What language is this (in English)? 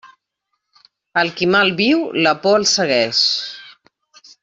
Catalan